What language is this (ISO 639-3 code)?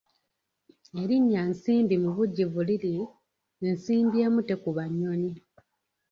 lug